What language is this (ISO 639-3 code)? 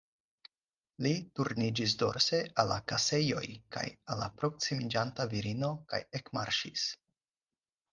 epo